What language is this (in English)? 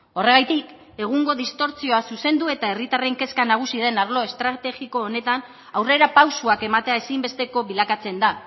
Basque